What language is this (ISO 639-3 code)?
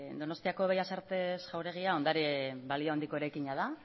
eus